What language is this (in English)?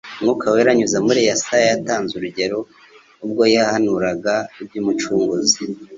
Kinyarwanda